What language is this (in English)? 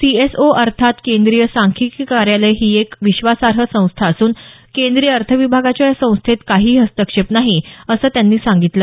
Marathi